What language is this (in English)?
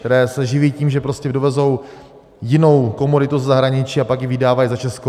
Czech